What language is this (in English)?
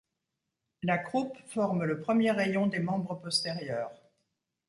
French